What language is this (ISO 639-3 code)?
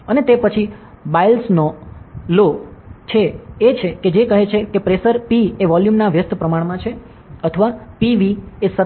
guj